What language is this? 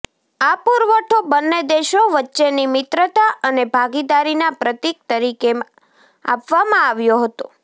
Gujarati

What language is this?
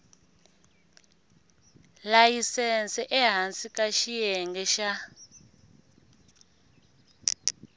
Tsonga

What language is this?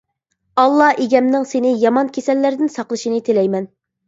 Uyghur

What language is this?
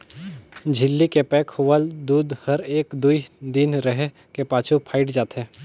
Chhattisgarhi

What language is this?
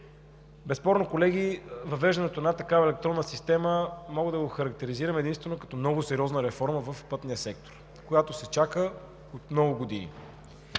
Bulgarian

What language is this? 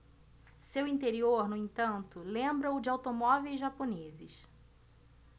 Portuguese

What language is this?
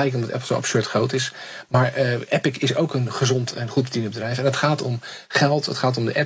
Dutch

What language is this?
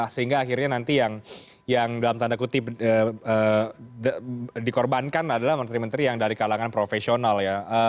Indonesian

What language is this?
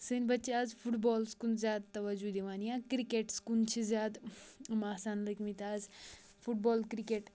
Kashmiri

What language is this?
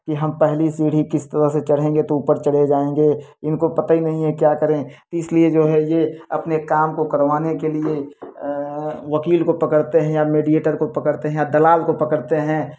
Hindi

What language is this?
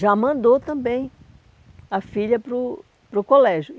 Portuguese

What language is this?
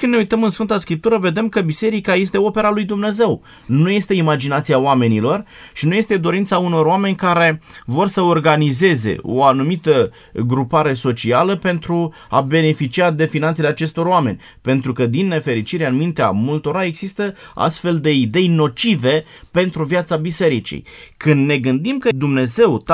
Romanian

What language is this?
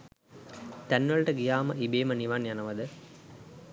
Sinhala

